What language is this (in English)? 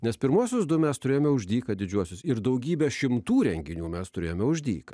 Lithuanian